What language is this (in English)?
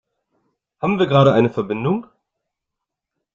German